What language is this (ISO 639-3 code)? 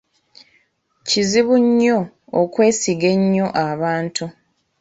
lug